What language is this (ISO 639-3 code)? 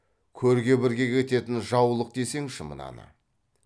kaz